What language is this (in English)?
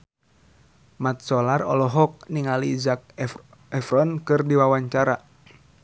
Sundanese